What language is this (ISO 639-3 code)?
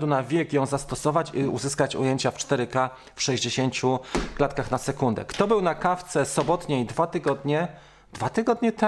pol